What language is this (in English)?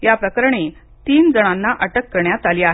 Marathi